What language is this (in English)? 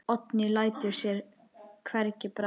Icelandic